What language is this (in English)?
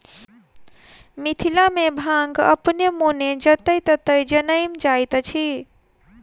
Maithili